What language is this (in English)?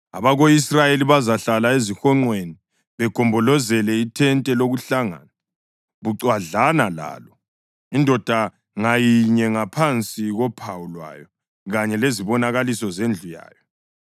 North Ndebele